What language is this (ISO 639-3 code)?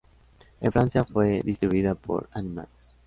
spa